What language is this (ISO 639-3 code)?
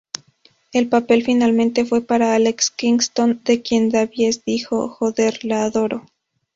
spa